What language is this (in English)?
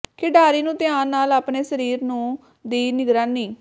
Punjabi